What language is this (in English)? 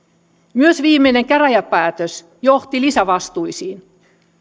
Finnish